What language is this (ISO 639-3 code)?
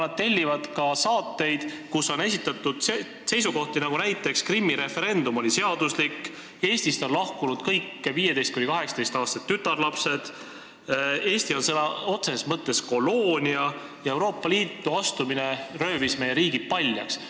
est